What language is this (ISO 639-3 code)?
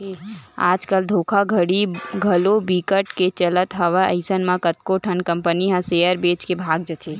hne